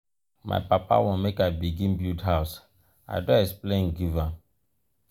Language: Nigerian Pidgin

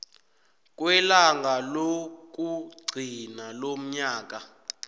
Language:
South Ndebele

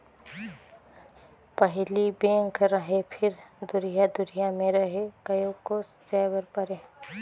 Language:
Chhattisgarhi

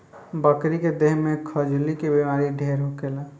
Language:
Bhojpuri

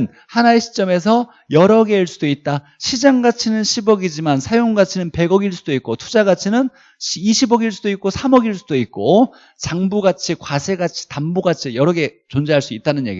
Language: Korean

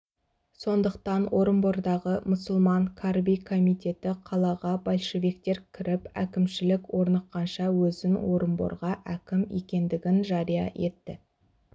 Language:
Kazakh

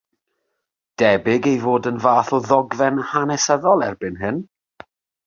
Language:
Welsh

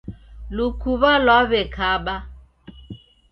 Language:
Taita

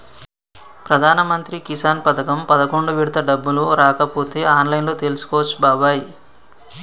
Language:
Telugu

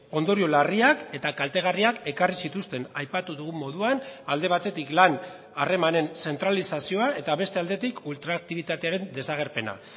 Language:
Basque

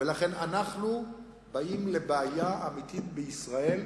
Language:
Hebrew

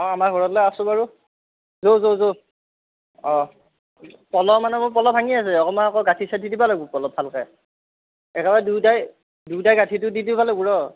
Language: Assamese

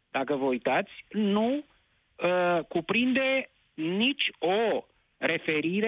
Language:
Romanian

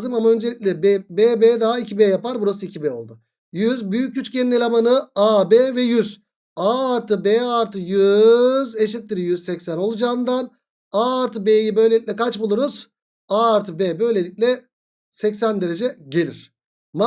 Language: Turkish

